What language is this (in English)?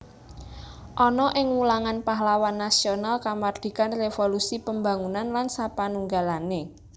Javanese